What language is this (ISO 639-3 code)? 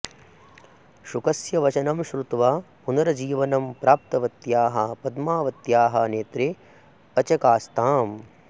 san